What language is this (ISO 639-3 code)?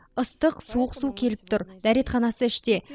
kaz